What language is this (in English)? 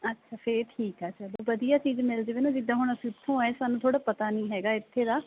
Punjabi